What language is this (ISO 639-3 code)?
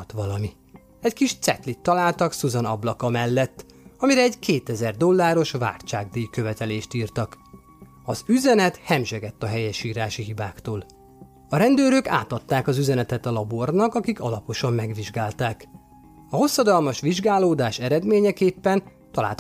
hun